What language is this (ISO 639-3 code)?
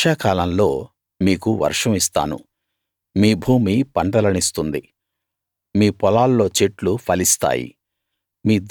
tel